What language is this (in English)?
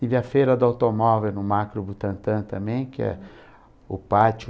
Portuguese